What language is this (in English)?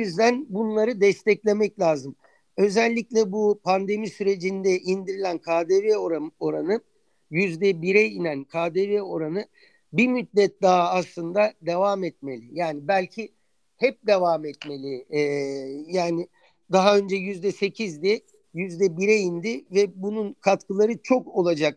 Turkish